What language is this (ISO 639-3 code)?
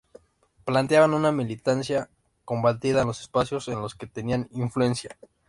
spa